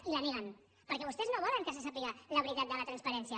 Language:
Catalan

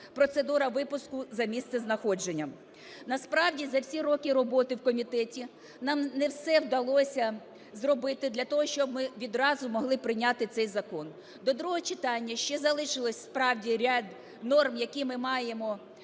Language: Ukrainian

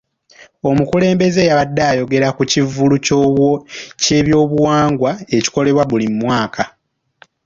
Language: Ganda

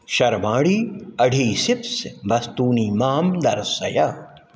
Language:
Sanskrit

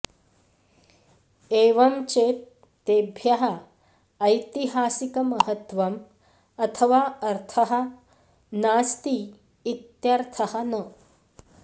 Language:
Sanskrit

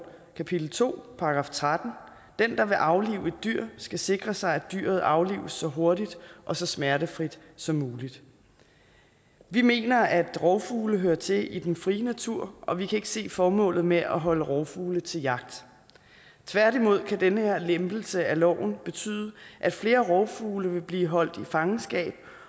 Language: Danish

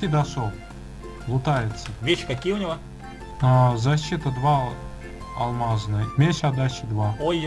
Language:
Russian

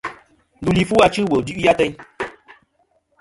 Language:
Kom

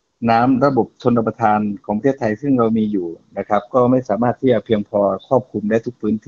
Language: Thai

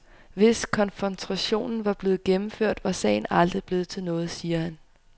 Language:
Danish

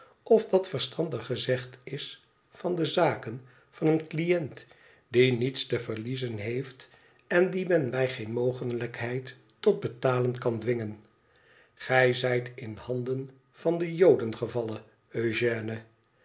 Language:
Dutch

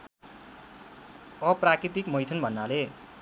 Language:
Nepali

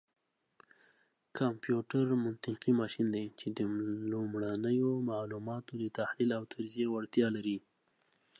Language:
Pashto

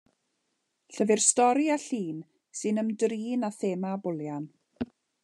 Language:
Welsh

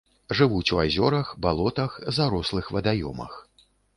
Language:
Belarusian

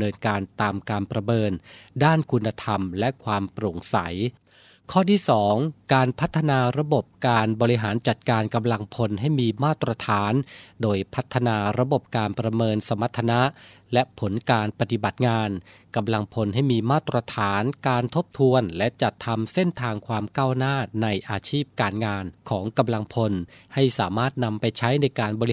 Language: Thai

